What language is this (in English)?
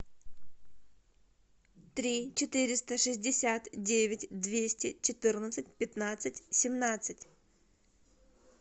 Russian